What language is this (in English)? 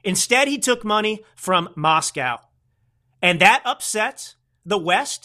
English